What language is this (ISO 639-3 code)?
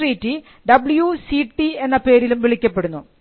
mal